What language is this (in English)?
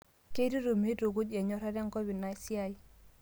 Masai